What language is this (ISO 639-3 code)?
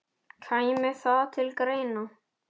isl